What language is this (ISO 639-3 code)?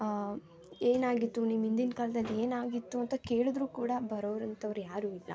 kan